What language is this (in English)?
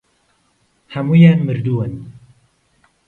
Central Kurdish